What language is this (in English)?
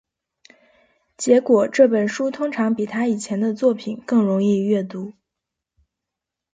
Chinese